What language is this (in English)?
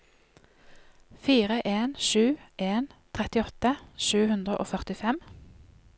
Norwegian